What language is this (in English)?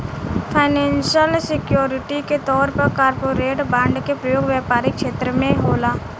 Bhojpuri